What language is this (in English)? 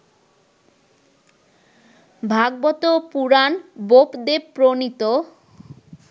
Bangla